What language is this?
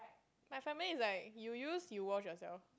English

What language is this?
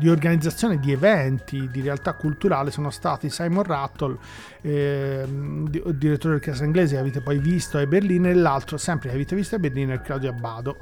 Italian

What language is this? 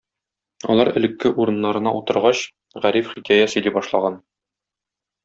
Tatar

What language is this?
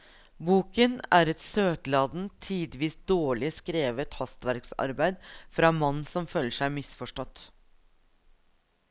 Norwegian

